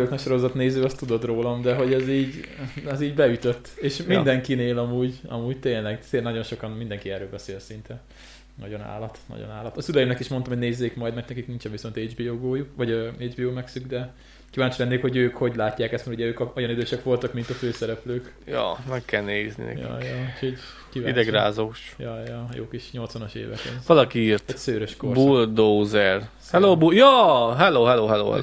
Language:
Hungarian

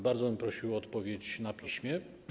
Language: Polish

